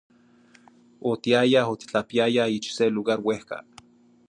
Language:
Zacatlán-Ahuacatlán-Tepetzintla Nahuatl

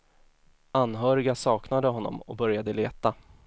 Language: Swedish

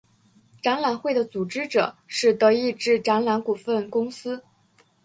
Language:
Chinese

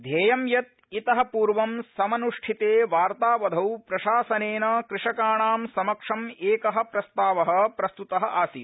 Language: Sanskrit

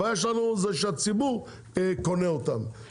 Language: Hebrew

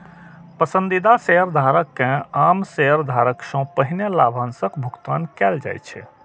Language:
Maithili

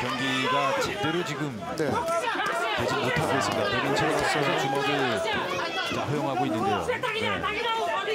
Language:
Korean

